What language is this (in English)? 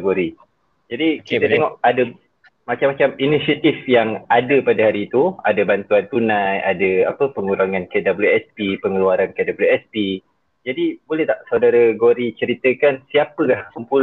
Malay